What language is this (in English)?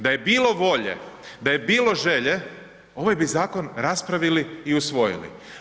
Croatian